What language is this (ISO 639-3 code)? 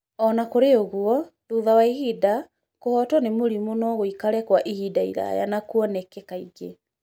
kik